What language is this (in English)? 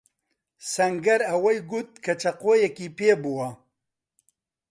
Central Kurdish